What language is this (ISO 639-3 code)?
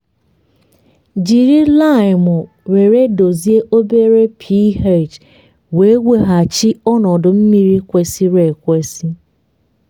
ibo